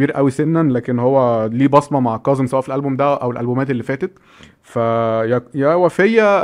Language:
Arabic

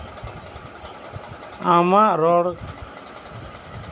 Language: Santali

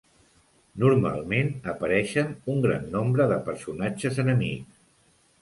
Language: Catalan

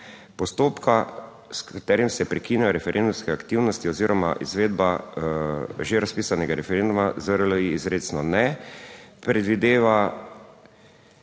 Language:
Slovenian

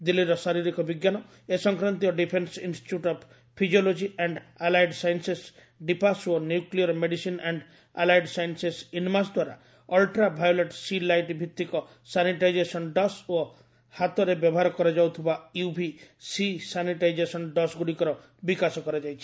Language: Odia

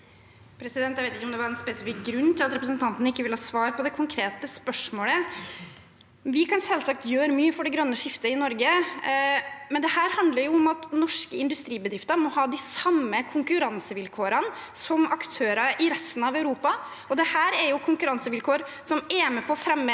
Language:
Norwegian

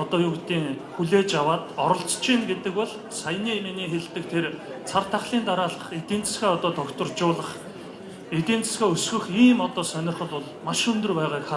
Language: Korean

